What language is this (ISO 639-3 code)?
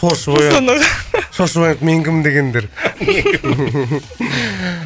kaz